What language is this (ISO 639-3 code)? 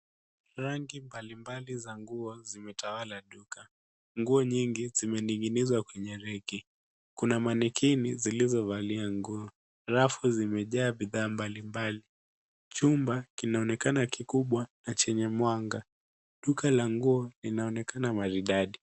swa